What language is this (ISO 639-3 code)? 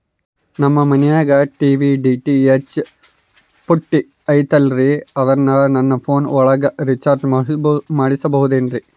kan